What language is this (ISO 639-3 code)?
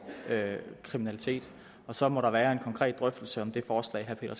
dan